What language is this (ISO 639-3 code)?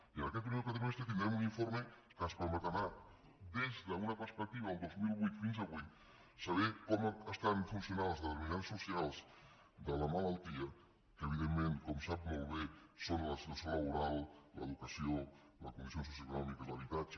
cat